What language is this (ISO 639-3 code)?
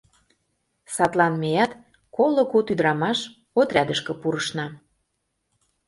chm